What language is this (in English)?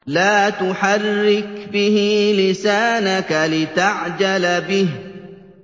Arabic